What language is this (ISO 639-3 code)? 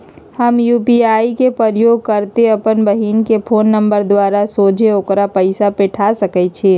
mag